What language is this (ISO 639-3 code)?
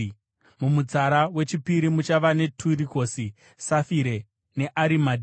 sna